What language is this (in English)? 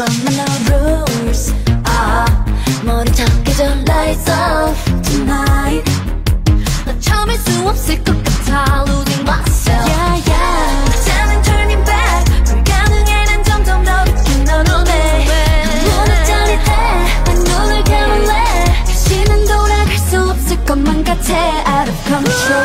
English